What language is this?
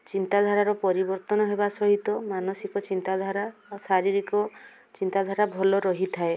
Odia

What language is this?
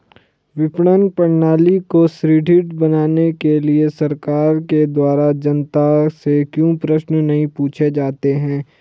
Hindi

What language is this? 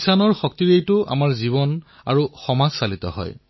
Assamese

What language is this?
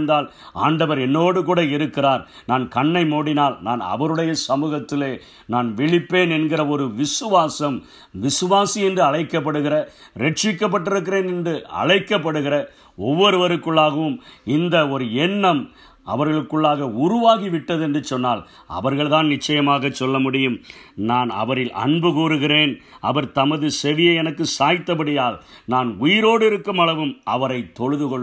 Tamil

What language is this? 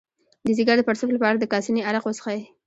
Pashto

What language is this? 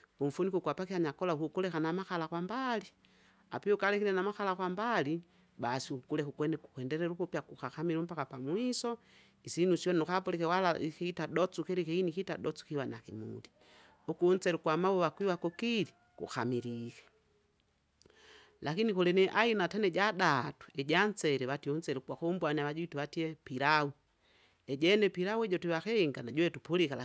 Kinga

